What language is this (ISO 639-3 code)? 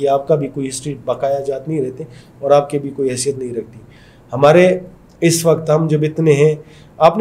hin